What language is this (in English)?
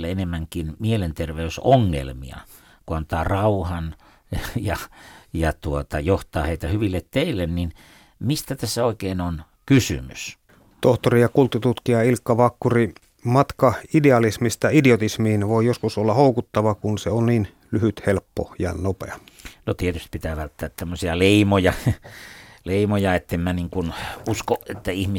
Finnish